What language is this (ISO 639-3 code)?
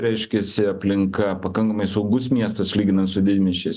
lit